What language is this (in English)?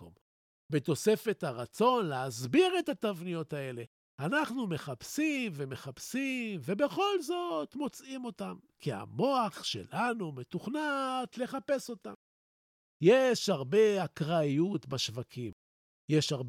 Hebrew